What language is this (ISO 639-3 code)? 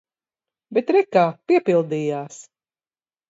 lav